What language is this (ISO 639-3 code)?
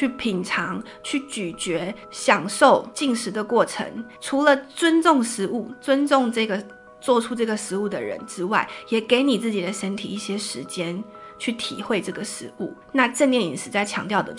zho